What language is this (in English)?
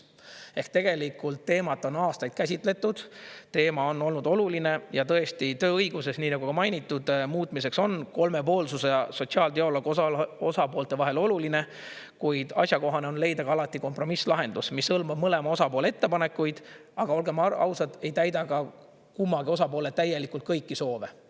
Estonian